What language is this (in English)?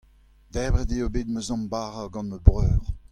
Breton